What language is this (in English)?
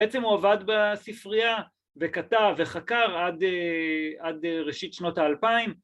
Hebrew